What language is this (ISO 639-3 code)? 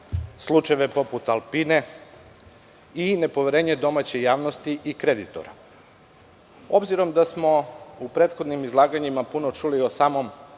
srp